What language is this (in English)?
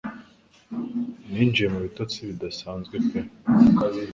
Kinyarwanda